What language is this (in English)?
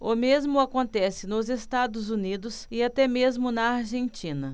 Portuguese